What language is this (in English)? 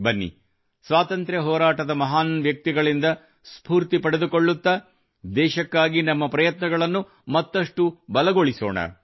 Kannada